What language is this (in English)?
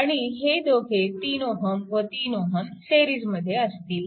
Marathi